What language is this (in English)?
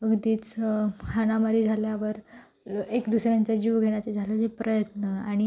Marathi